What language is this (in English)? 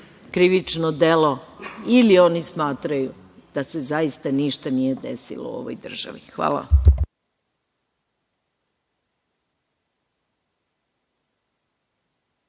Serbian